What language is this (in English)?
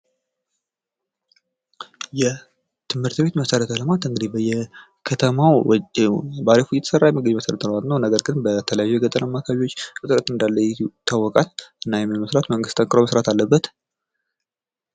Amharic